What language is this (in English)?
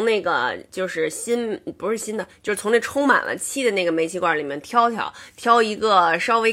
Chinese